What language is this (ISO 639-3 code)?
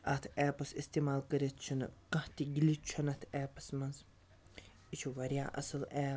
kas